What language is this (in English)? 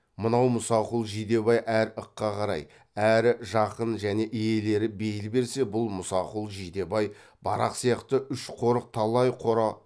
Kazakh